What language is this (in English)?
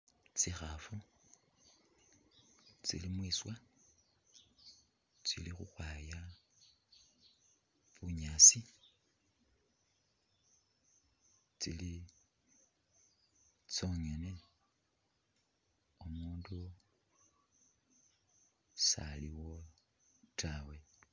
Masaaba